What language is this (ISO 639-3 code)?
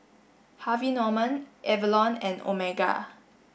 eng